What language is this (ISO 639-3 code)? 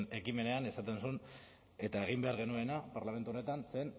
eus